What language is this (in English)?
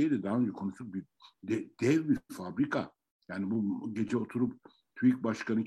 Turkish